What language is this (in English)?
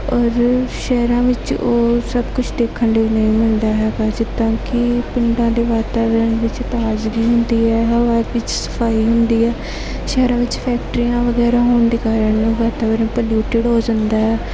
Punjabi